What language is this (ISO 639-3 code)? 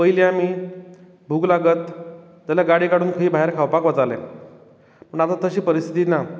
kok